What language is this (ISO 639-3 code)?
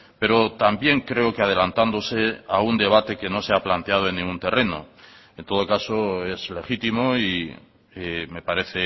spa